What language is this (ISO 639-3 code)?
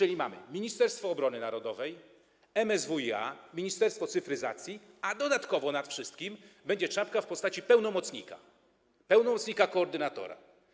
pol